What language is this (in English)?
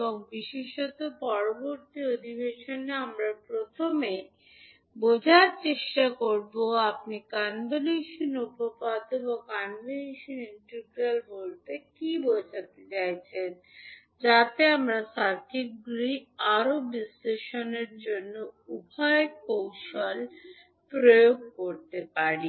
Bangla